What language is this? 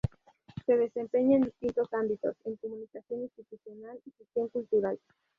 Spanish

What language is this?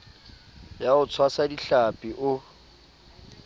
Southern Sotho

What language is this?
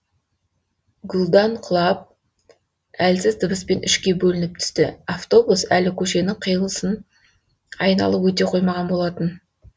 Kazakh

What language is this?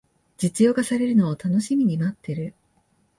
Japanese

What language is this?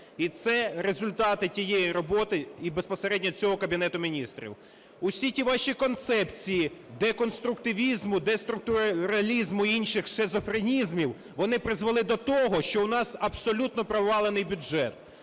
Ukrainian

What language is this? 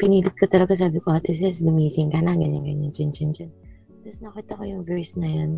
Filipino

